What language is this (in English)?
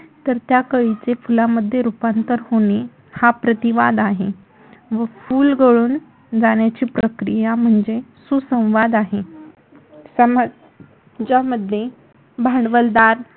Marathi